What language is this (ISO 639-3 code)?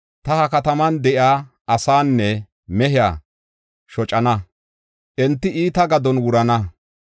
gof